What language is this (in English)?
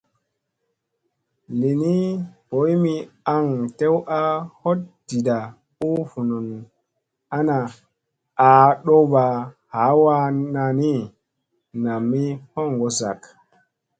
Musey